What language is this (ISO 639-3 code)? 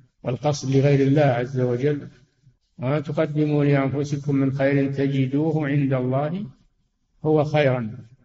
ara